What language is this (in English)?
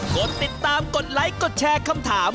Thai